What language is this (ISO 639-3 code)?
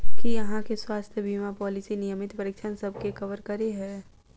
mai